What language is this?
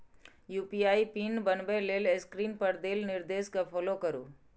Maithili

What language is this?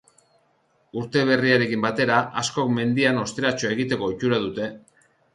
Basque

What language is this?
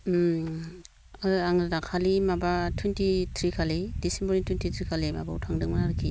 Bodo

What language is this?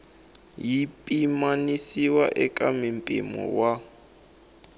Tsonga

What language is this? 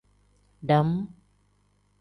Tem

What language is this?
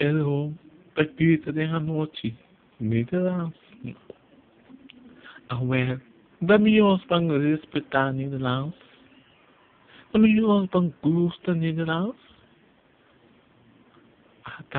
Dutch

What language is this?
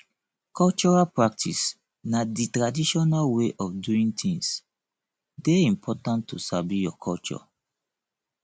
Nigerian Pidgin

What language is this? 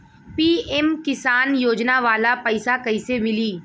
Bhojpuri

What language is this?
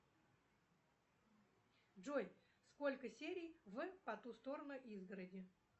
Russian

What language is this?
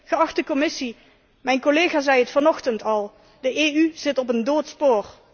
Dutch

